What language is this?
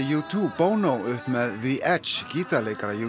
Icelandic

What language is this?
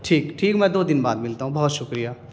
Urdu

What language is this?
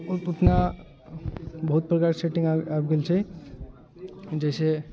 Maithili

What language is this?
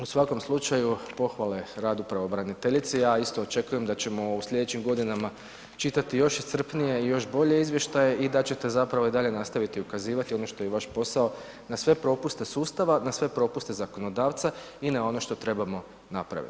Croatian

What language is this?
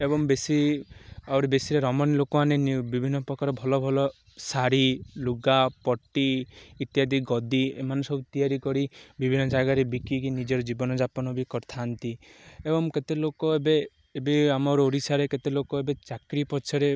Odia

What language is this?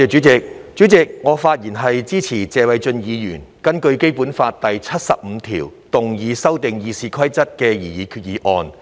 Cantonese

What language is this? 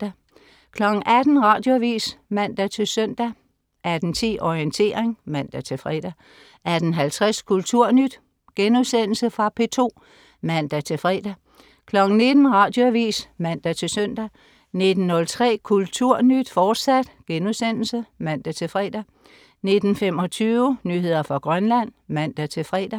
Danish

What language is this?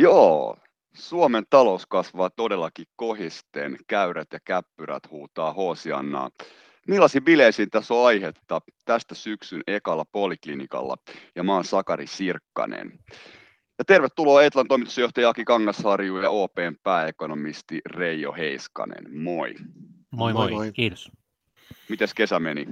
Finnish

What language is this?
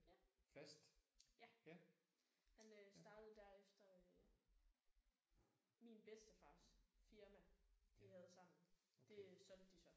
Danish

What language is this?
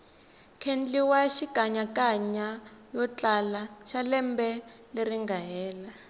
Tsonga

